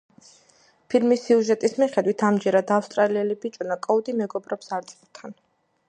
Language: Georgian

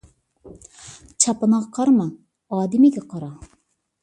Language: Uyghur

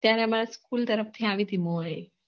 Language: Gujarati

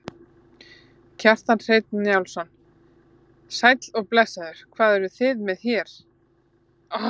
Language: Icelandic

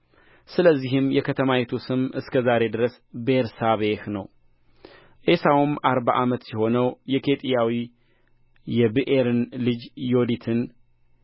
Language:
Amharic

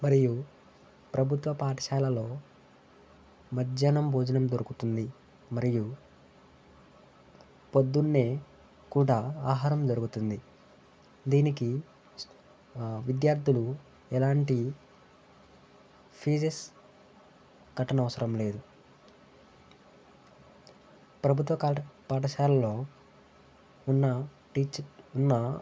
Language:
Telugu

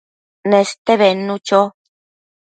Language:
Matsés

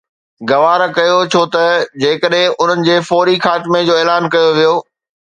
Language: Sindhi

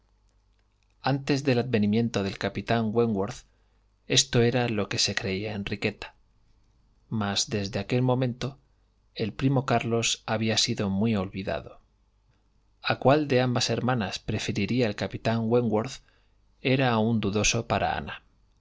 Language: Spanish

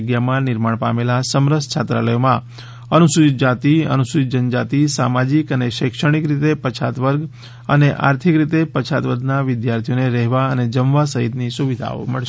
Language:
Gujarati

